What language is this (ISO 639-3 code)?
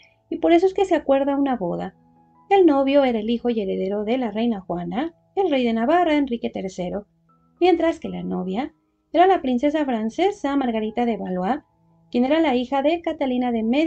spa